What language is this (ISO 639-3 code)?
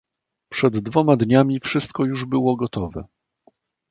pol